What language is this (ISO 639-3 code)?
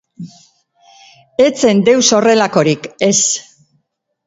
eus